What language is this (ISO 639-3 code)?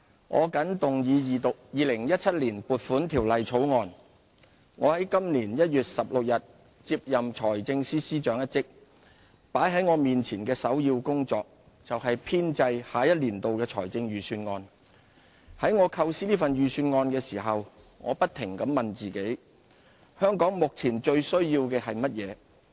yue